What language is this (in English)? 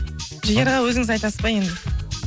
Kazakh